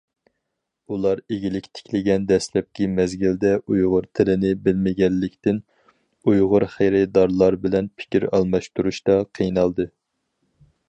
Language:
Uyghur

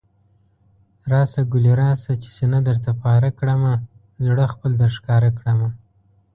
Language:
Pashto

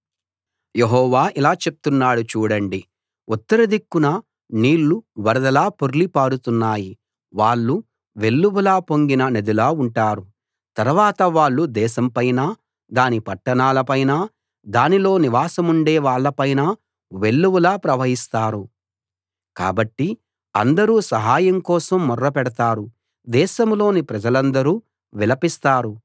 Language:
Telugu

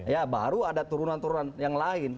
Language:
Indonesian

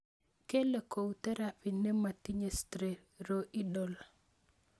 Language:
Kalenjin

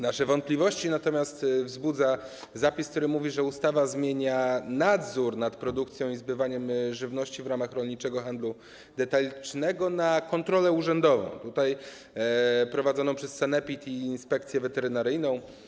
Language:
Polish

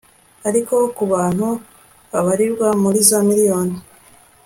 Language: Kinyarwanda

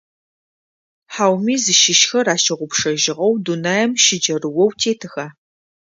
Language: Adyghe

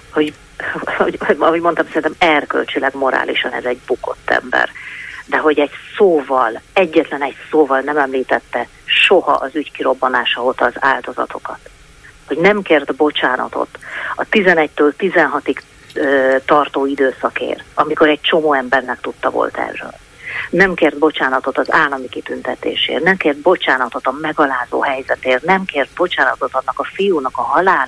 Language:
Hungarian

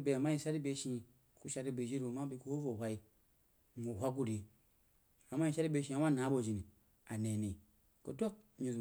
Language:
Jiba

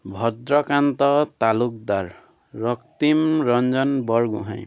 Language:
Assamese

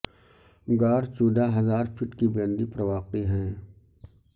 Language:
Urdu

